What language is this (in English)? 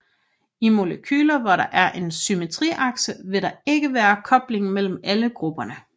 Danish